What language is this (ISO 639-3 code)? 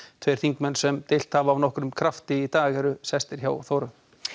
isl